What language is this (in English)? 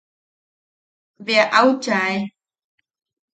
Yaqui